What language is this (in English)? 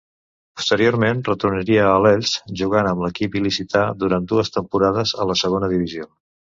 Catalan